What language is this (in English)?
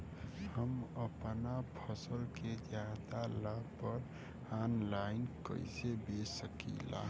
Bhojpuri